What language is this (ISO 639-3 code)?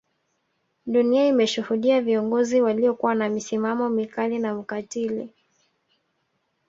swa